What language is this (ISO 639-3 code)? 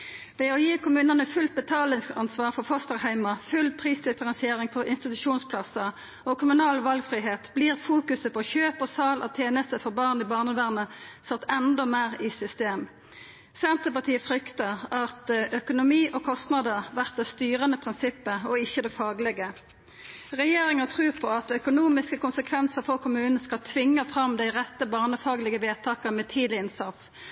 nno